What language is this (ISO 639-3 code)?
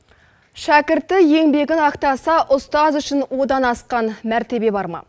kaz